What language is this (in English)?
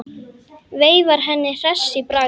Icelandic